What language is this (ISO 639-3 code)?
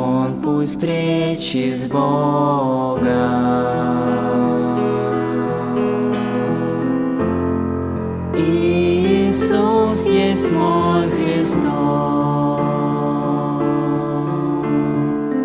rus